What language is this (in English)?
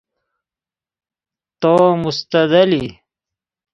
Persian